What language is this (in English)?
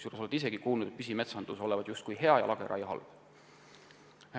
Estonian